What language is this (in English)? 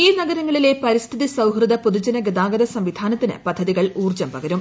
Malayalam